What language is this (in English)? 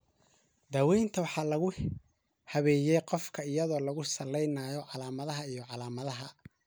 Somali